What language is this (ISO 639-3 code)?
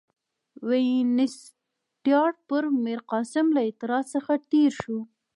pus